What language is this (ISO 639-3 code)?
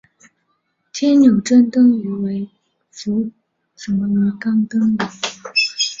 zho